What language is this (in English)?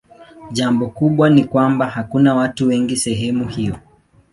Swahili